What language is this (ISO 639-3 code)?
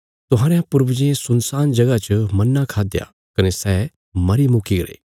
kfs